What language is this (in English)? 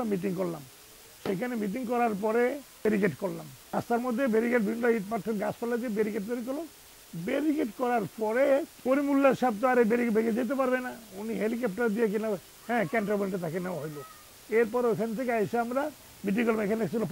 Dutch